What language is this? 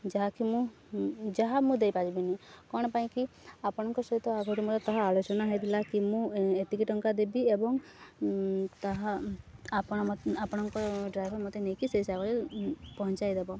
Odia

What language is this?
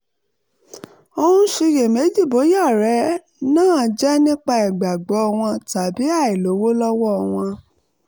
Yoruba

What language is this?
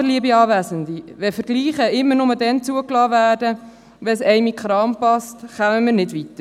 Swiss German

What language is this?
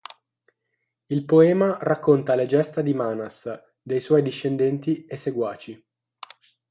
Italian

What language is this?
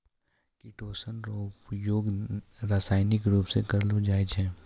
Maithili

